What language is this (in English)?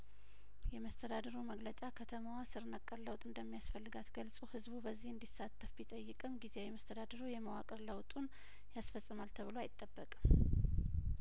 Amharic